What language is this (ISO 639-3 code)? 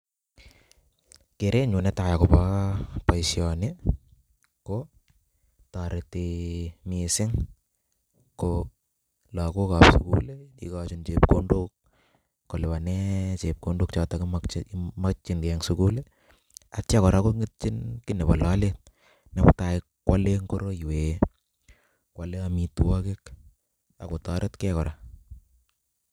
kln